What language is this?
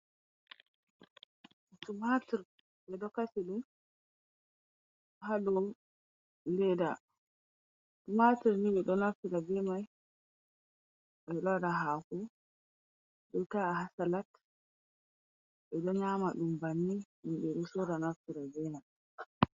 Fula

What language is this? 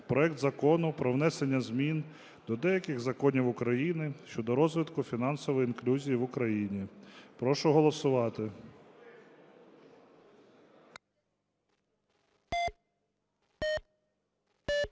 Ukrainian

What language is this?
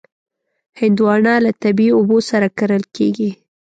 Pashto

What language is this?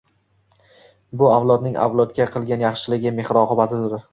Uzbek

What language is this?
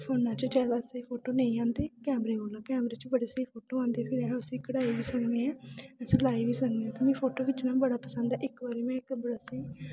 Dogri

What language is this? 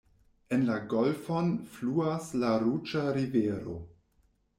Esperanto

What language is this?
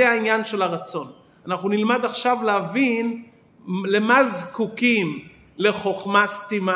Hebrew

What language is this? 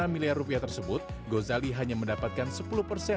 Indonesian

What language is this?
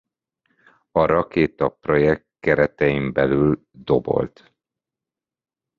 Hungarian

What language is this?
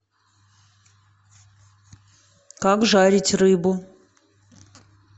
Russian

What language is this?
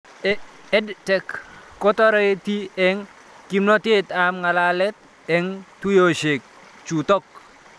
Kalenjin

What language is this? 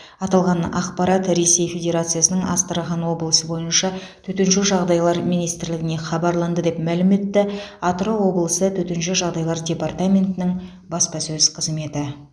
Kazakh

